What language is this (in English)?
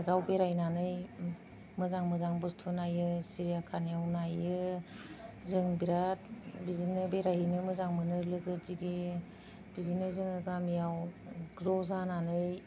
Bodo